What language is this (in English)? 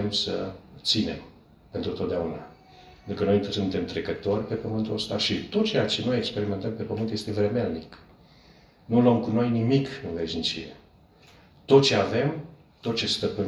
Romanian